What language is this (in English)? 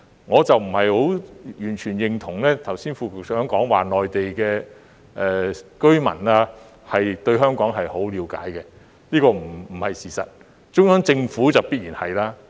Cantonese